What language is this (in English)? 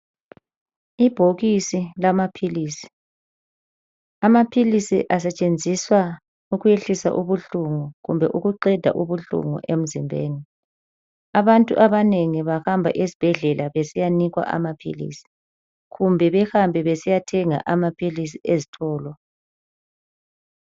North Ndebele